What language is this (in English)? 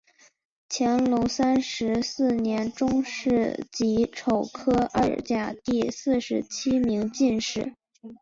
Chinese